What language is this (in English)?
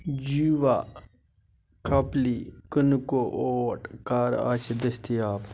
Kashmiri